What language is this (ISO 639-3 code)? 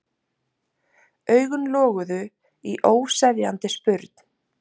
isl